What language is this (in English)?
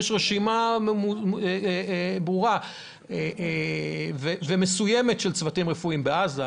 Hebrew